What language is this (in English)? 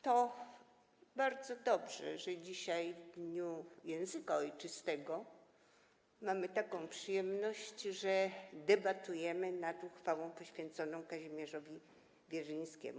Polish